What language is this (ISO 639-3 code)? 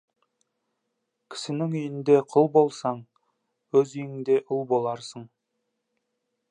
kaz